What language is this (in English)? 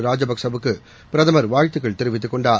Tamil